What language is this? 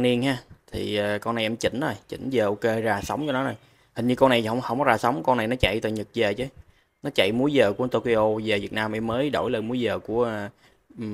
Vietnamese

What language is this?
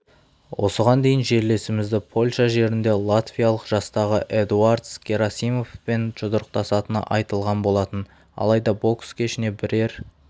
Kazakh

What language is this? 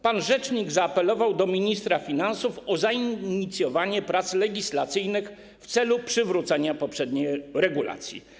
Polish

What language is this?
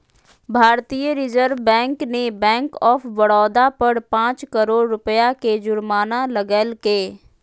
Magahi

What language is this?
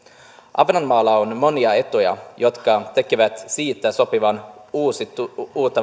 Finnish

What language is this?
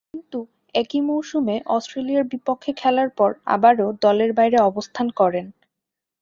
Bangla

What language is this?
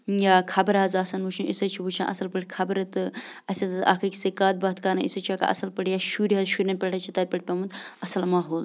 Kashmiri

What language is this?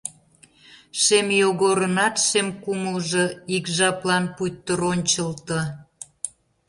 Mari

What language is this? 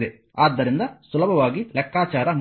Kannada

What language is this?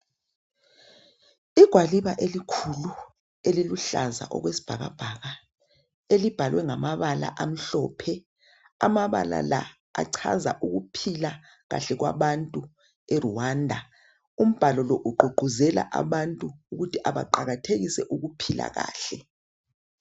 North Ndebele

